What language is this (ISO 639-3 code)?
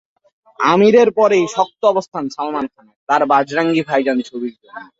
ben